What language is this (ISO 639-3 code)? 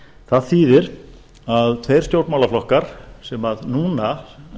isl